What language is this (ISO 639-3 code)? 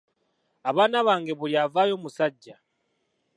lug